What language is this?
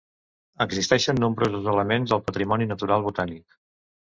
Catalan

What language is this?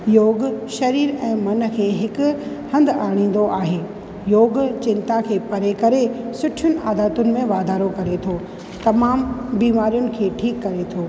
Sindhi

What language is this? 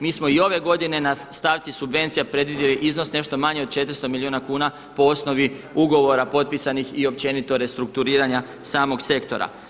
Croatian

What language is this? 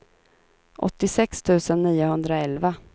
Swedish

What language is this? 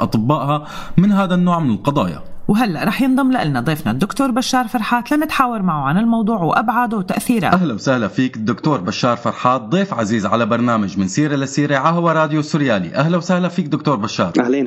Arabic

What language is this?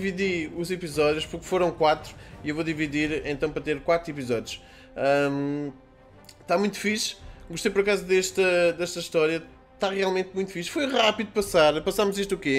Portuguese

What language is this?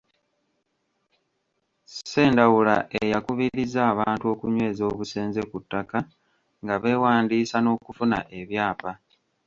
Ganda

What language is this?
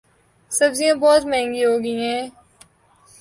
Urdu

